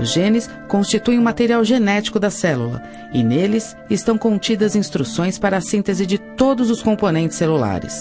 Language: Portuguese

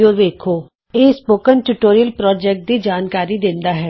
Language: Punjabi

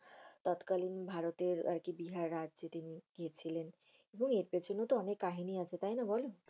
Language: Bangla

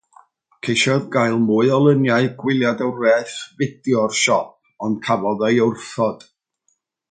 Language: Welsh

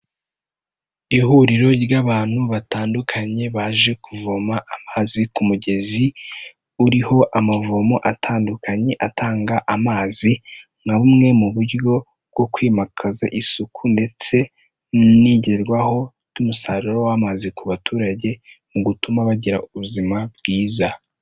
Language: Kinyarwanda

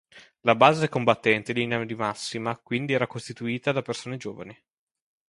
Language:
Italian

